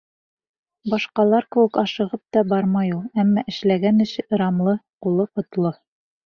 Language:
Bashkir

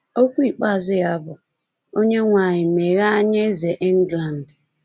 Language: Igbo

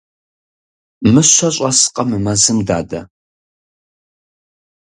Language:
Kabardian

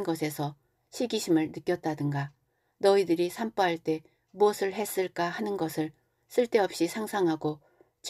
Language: Korean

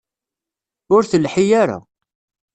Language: Kabyle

